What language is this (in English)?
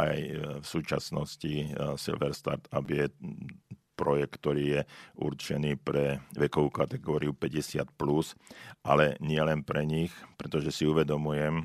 Slovak